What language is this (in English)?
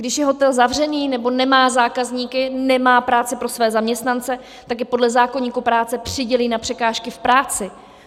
Czech